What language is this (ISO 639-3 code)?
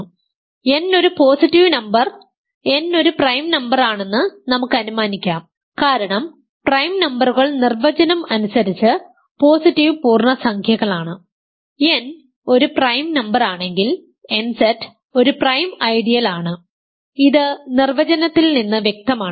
mal